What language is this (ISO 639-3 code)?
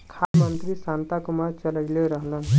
bho